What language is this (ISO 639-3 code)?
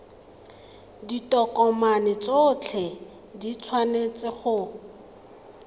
tsn